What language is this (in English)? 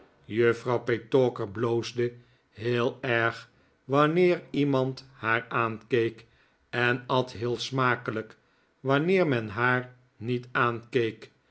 Dutch